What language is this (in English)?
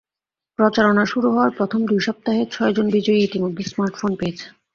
Bangla